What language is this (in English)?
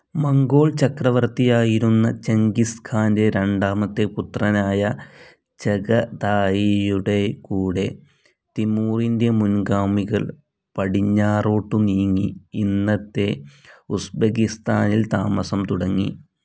Malayalam